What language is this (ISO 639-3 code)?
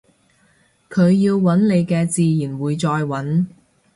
yue